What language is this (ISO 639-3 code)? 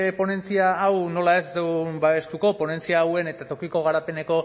eus